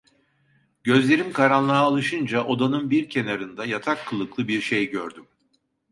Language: Turkish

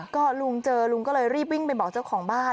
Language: Thai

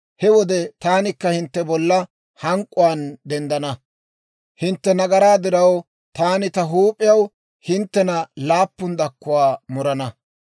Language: Dawro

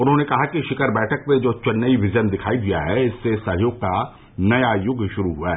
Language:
Hindi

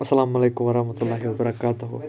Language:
Kashmiri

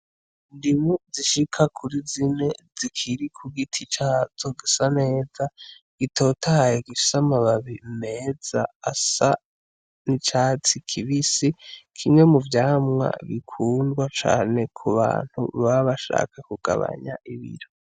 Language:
Rundi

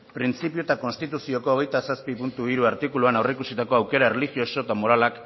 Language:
Basque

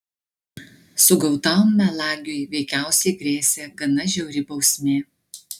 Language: Lithuanian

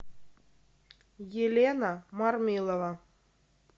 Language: Russian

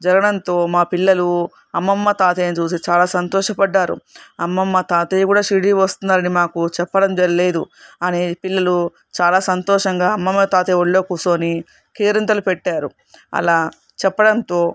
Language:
Telugu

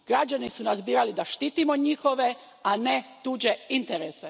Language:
Croatian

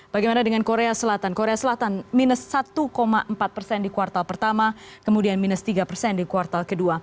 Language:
Indonesian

